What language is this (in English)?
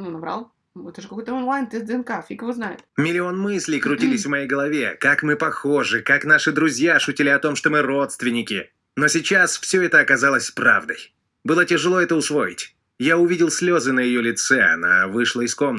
Russian